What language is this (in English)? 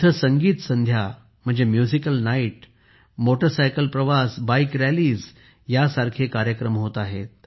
Marathi